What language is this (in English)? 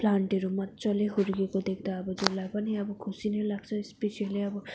Nepali